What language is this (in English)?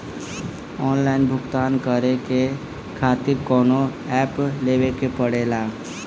Bhojpuri